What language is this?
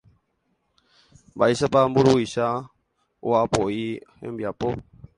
Guarani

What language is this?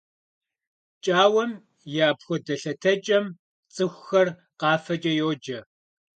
Kabardian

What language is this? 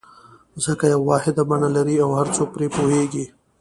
Pashto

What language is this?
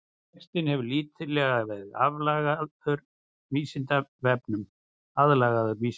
Icelandic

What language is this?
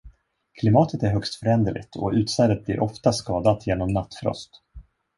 Swedish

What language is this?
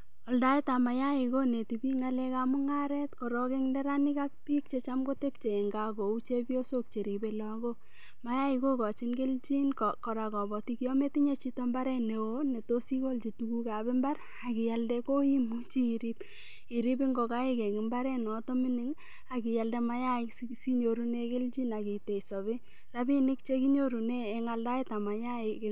Kalenjin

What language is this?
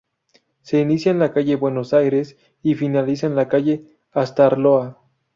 Spanish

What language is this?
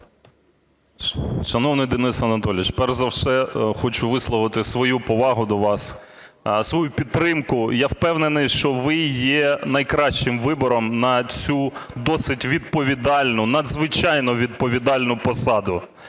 Ukrainian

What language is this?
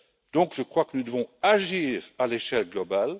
French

